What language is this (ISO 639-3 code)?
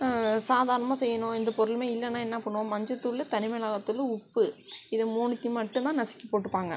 tam